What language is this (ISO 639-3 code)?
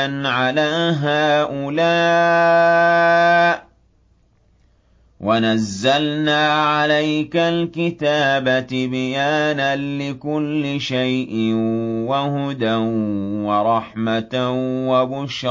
ara